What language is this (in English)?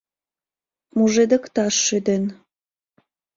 Mari